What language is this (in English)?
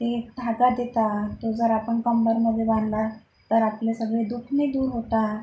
Marathi